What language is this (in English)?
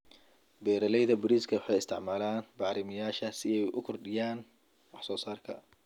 Somali